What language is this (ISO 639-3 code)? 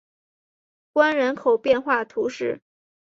zho